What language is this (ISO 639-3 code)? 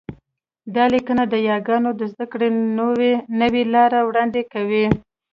pus